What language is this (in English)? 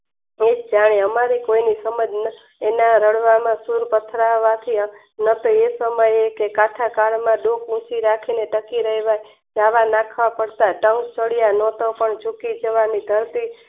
Gujarati